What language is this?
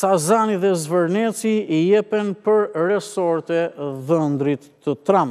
Romanian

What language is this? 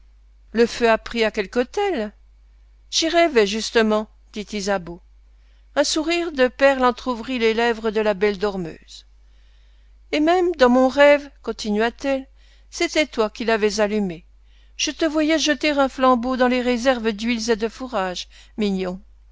French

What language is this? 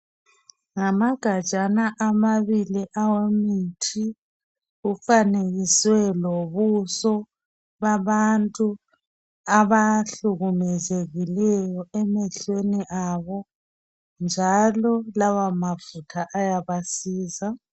North Ndebele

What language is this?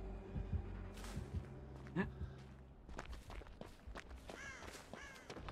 Japanese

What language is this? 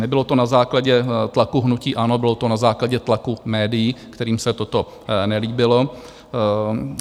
Czech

